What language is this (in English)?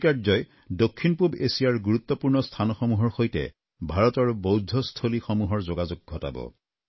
Assamese